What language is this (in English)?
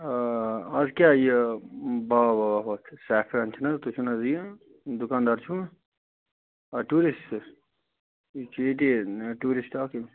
Kashmiri